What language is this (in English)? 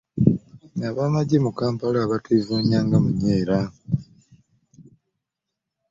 Ganda